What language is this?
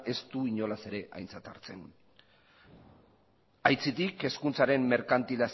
Basque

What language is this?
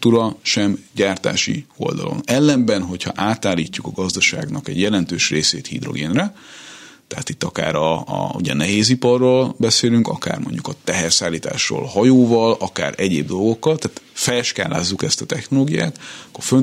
Hungarian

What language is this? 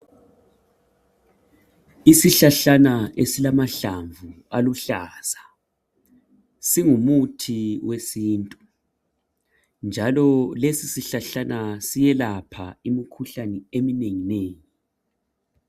North Ndebele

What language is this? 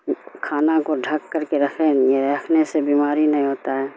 Urdu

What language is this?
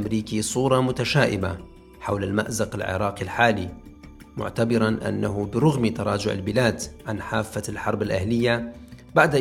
Arabic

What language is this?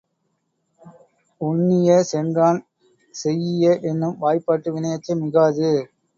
Tamil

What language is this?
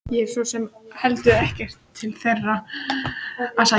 Icelandic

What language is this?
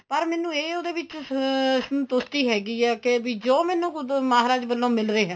Punjabi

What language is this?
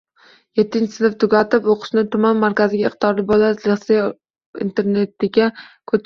Uzbek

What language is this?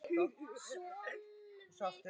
Icelandic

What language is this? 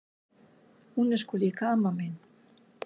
Icelandic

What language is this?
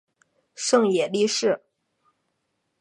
Chinese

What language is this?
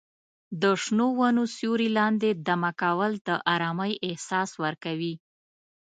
Pashto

